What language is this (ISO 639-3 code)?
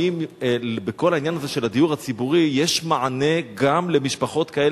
heb